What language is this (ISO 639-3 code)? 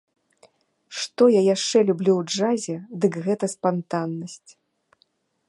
bel